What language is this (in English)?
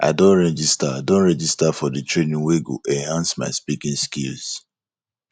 Nigerian Pidgin